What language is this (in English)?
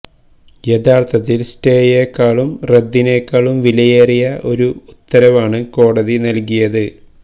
Malayalam